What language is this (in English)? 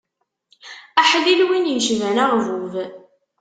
Kabyle